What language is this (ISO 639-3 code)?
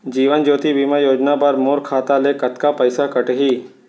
hne